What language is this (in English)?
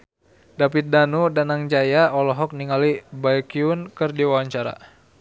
Sundanese